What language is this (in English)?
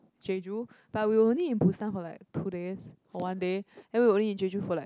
English